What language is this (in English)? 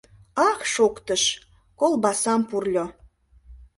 Mari